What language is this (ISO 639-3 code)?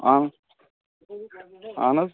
kas